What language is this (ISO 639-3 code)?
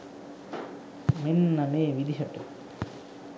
sin